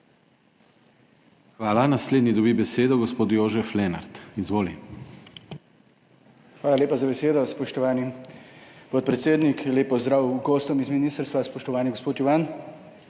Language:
Slovenian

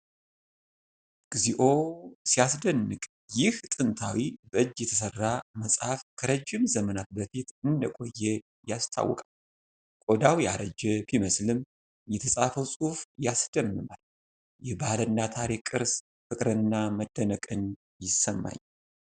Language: Amharic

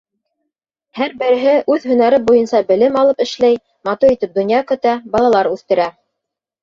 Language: Bashkir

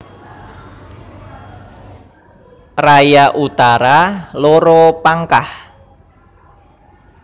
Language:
Javanese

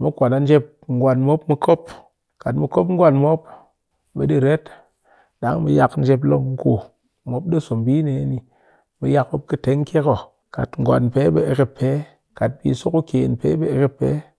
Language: Cakfem-Mushere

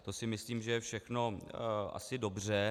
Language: Czech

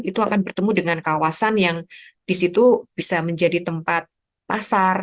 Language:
Indonesian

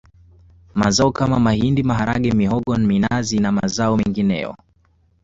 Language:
Swahili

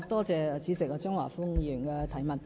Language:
Cantonese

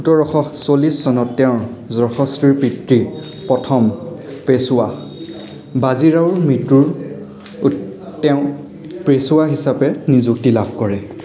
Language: Assamese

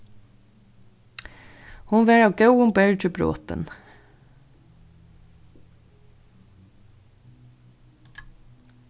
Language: Faroese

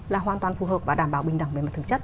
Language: Vietnamese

